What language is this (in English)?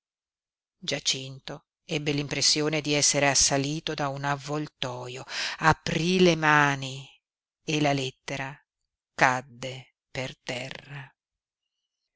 Italian